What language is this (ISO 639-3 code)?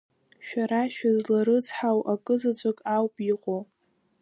abk